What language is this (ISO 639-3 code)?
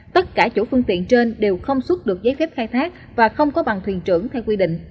vie